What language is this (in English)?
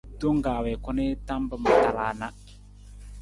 Nawdm